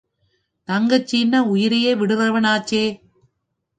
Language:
Tamil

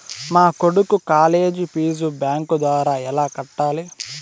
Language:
Telugu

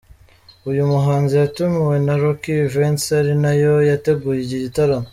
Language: Kinyarwanda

